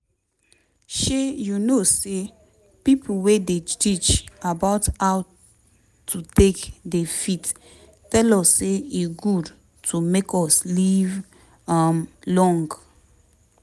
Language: Nigerian Pidgin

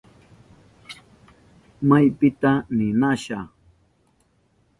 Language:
Southern Pastaza Quechua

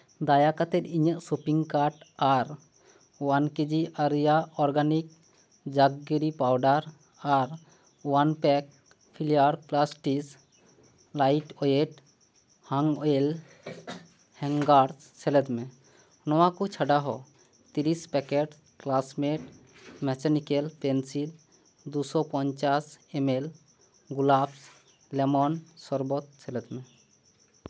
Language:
Santali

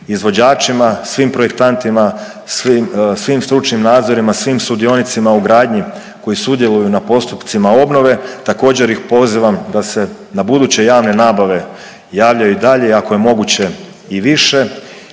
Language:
Croatian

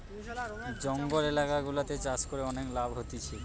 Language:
Bangla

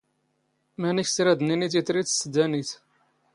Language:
Standard Moroccan Tamazight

